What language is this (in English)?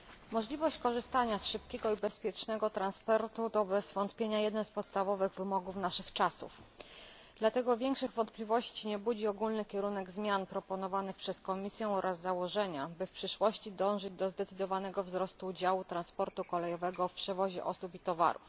Polish